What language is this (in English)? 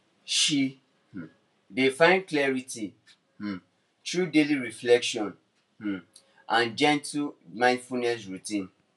Nigerian Pidgin